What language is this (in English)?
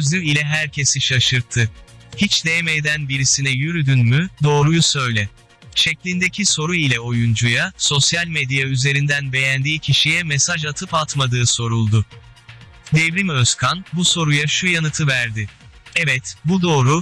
Turkish